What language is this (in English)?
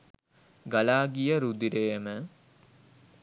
Sinhala